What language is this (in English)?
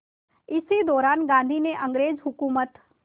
Hindi